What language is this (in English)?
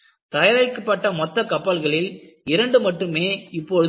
Tamil